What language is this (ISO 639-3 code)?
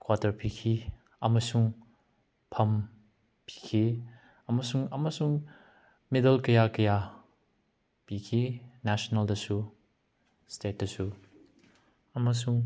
mni